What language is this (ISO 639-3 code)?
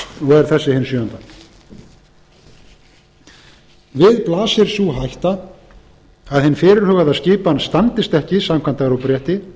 isl